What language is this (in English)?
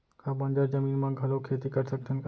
Chhattisgarhi